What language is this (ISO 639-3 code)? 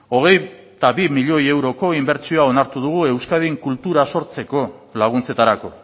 eus